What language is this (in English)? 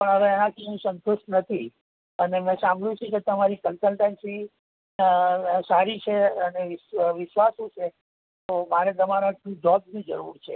Gujarati